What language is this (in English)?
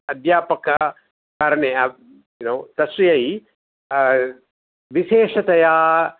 Sanskrit